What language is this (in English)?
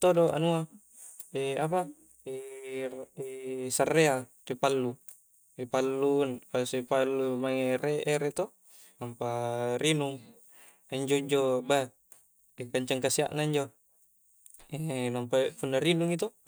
Coastal Konjo